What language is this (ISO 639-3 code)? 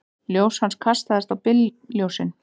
isl